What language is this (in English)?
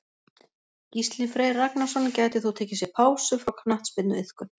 Icelandic